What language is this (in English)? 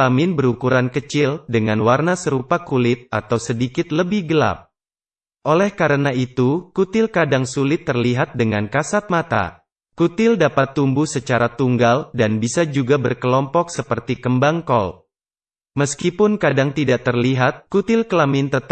Indonesian